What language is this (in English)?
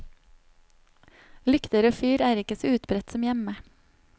Norwegian